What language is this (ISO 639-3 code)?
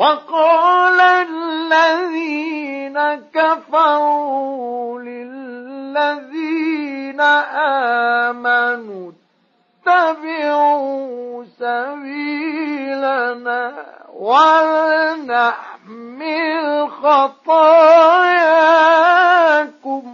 ara